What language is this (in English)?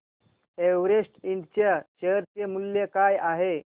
Marathi